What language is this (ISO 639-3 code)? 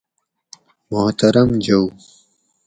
gwc